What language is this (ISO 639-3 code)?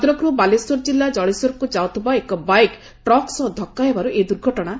ori